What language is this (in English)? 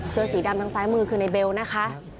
Thai